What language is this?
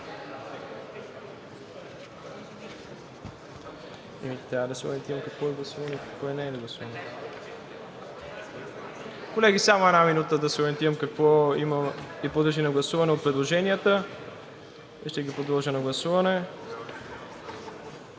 Bulgarian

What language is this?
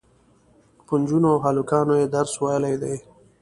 Pashto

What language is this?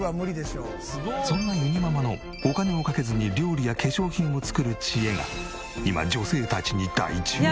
Japanese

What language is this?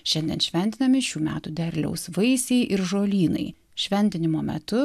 Lithuanian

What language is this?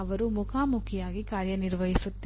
Kannada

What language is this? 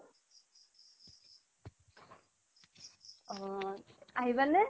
Assamese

